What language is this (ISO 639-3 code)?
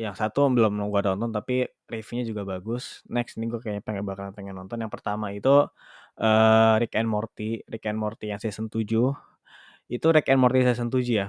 ind